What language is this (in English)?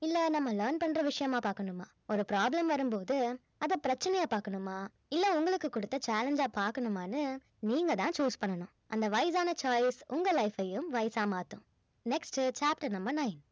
Tamil